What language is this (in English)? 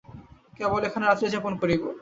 Bangla